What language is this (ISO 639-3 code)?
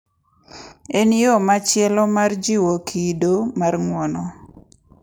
luo